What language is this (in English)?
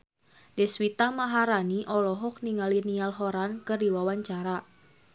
Sundanese